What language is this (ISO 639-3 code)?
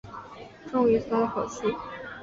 zho